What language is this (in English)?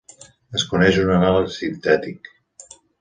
Catalan